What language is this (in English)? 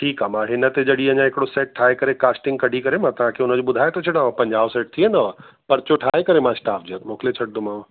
Sindhi